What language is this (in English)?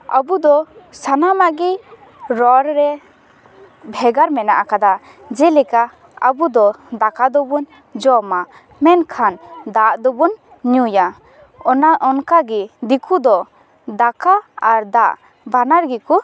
Santali